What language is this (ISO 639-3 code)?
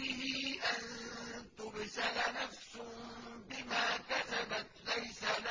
ara